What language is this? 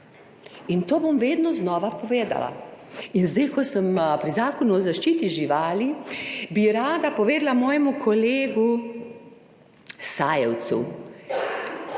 Slovenian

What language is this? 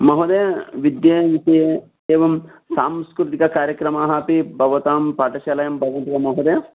Sanskrit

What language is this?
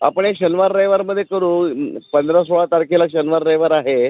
Marathi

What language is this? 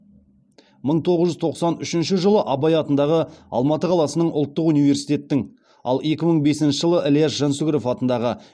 Kazakh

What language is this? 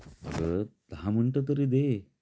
Marathi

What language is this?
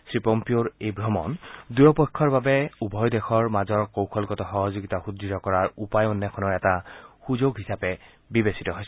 Assamese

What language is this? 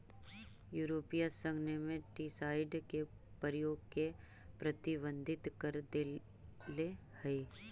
Magahi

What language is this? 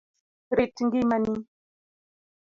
Luo (Kenya and Tanzania)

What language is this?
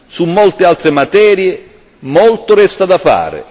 Italian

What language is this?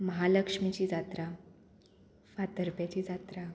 Konkani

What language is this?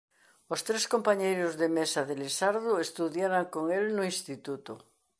Galician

